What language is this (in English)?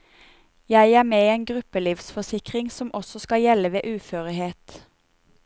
Norwegian